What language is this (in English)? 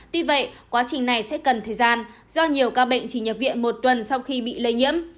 Vietnamese